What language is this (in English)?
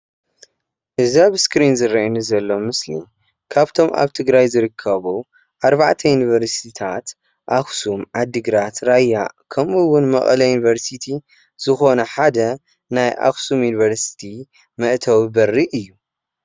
Tigrinya